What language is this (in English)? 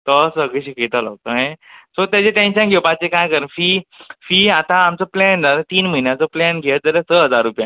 Konkani